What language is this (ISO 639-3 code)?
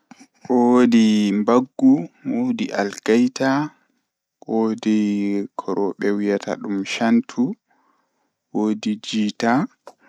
ful